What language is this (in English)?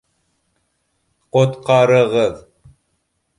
Bashkir